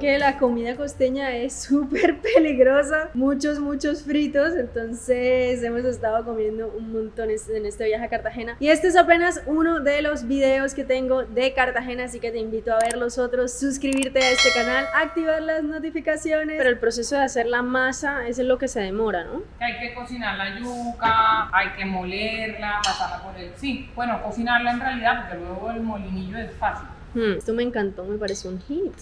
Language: Spanish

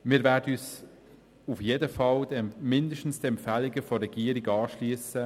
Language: Swiss German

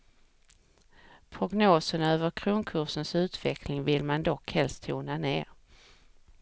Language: Swedish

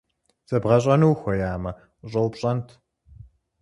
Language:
Kabardian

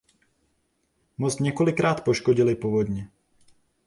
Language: Czech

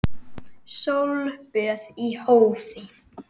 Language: Icelandic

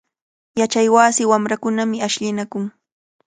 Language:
Cajatambo North Lima Quechua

